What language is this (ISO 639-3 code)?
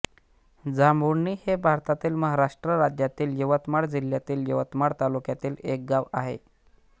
mar